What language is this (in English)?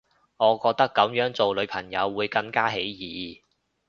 Cantonese